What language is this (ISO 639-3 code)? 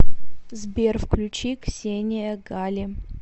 rus